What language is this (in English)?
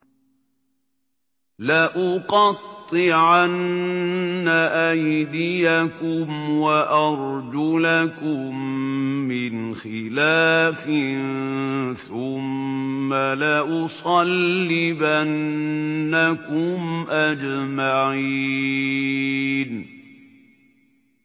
Arabic